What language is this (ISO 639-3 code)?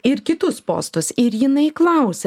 lit